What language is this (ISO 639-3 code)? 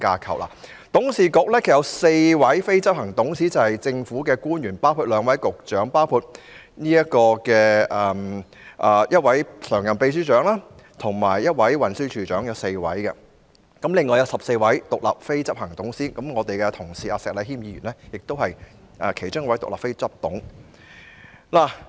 yue